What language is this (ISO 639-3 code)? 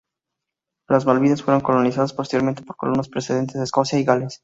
spa